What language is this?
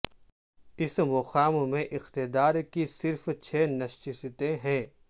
Urdu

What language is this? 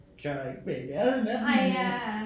Danish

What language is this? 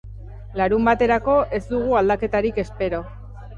Basque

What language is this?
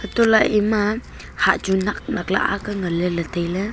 Wancho Naga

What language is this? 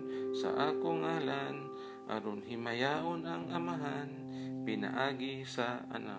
Filipino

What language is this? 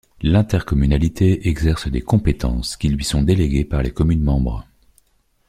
French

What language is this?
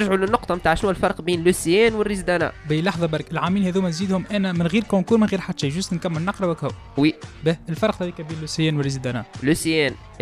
Arabic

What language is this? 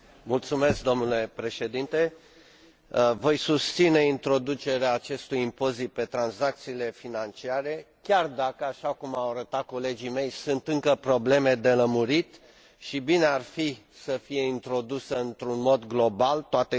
Romanian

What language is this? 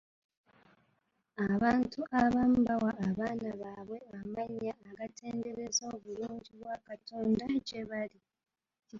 Ganda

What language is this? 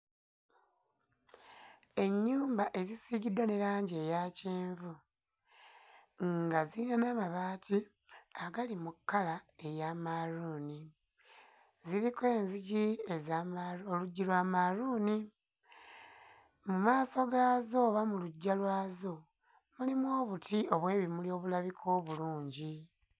Ganda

